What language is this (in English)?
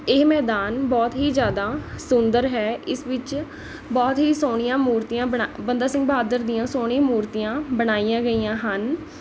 Punjabi